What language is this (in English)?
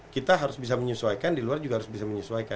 Indonesian